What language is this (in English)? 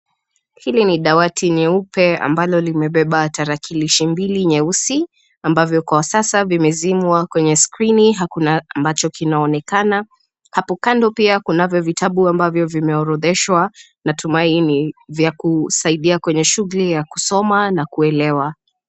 Swahili